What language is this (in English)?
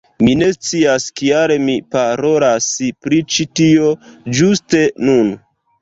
Esperanto